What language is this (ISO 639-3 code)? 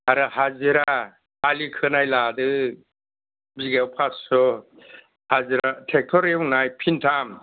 brx